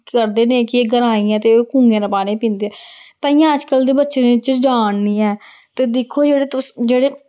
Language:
Dogri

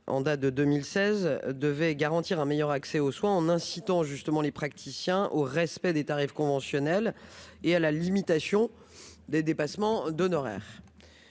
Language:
French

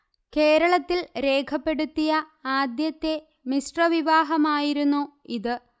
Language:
Malayalam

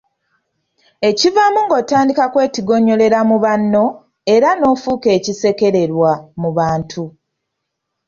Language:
Ganda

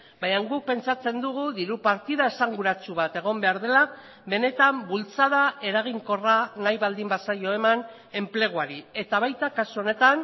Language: Basque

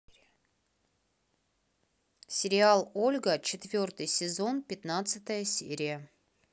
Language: Russian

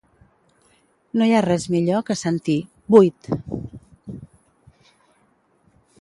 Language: Catalan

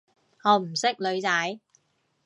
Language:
Cantonese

